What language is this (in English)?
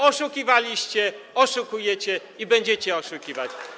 Polish